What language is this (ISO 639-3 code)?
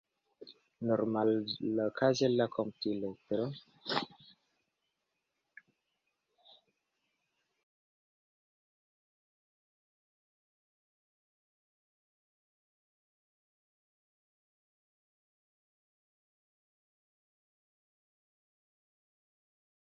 epo